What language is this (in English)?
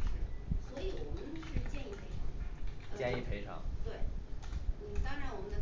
Chinese